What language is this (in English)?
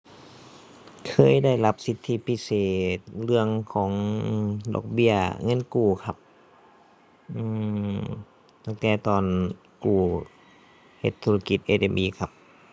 Thai